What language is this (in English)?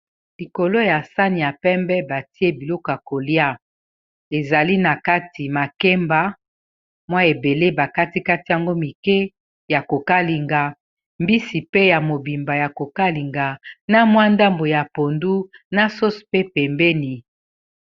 Lingala